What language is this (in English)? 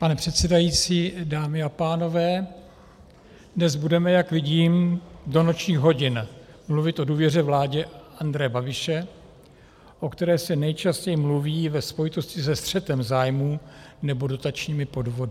Czech